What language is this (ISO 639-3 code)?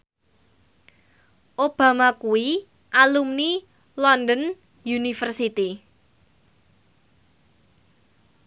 jav